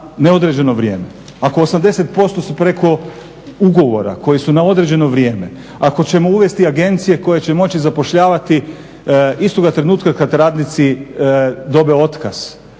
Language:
Croatian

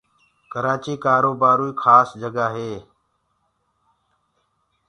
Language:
Gurgula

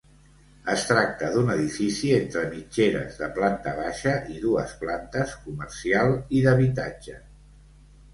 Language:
Catalan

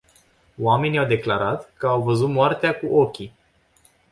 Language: Romanian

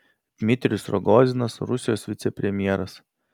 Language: Lithuanian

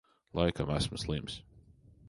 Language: Latvian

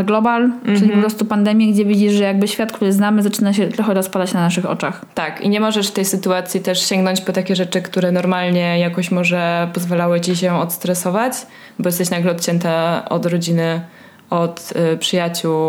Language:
Polish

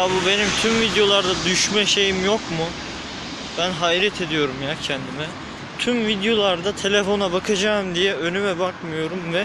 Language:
Turkish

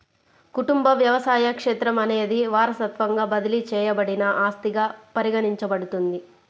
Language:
Telugu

